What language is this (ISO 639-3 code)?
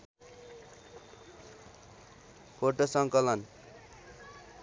nep